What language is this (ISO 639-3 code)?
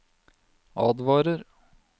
nor